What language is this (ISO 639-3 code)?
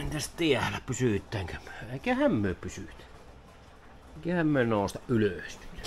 fin